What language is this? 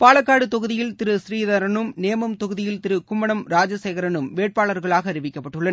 Tamil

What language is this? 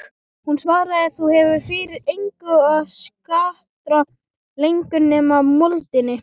Icelandic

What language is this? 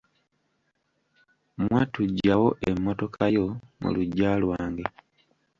Ganda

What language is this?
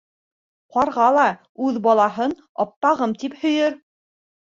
Bashkir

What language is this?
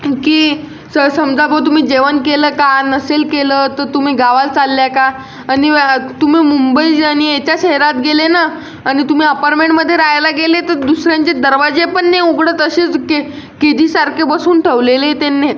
Marathi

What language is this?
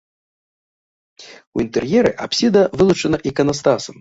Belarusian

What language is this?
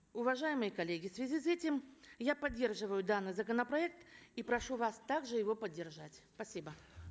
Kazakh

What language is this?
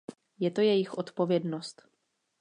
Czech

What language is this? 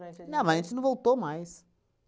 Portuguese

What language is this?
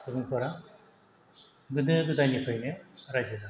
Bodo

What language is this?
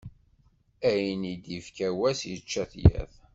Kabyle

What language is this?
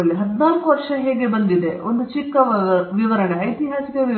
Kannada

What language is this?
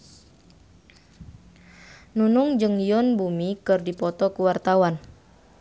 Sundanese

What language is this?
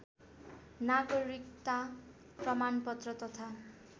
Nepali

